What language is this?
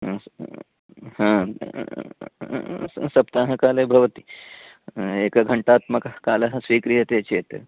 Sanskrit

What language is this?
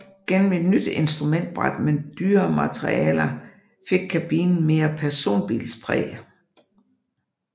Danish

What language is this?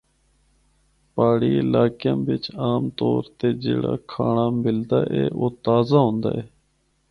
Northern Hindko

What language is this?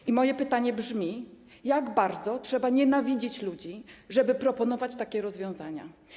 Polish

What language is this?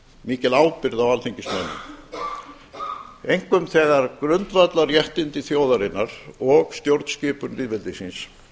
Icelandic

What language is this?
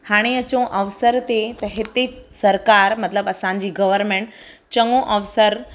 Sindhi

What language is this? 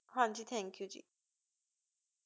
Punjabi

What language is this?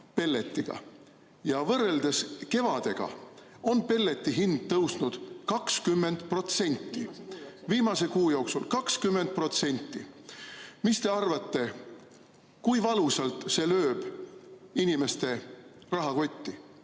Estonian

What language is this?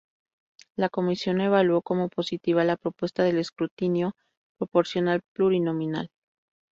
Spanish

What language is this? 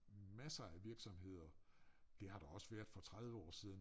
Danish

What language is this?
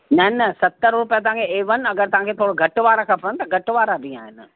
Sindhi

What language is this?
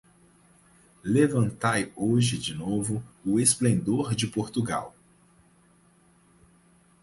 Portuguese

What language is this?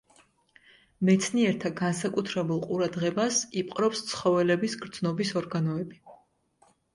Georgian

